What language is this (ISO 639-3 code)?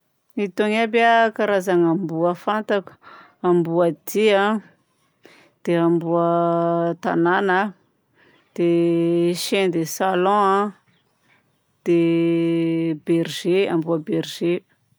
bzc